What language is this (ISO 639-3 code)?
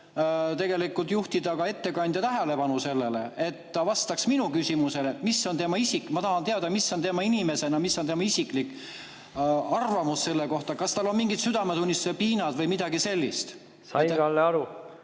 est